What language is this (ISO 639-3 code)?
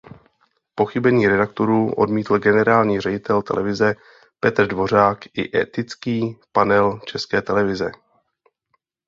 ces